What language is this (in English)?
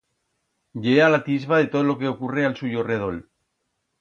Aragonese